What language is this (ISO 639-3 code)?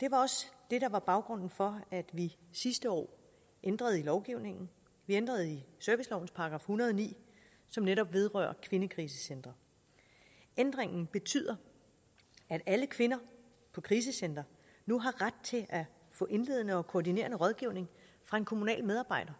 dan